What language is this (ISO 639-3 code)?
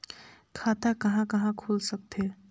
hne